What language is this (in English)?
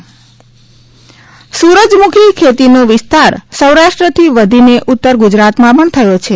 Gujarati